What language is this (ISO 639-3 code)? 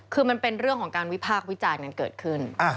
tha